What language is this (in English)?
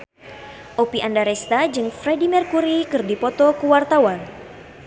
Sundanese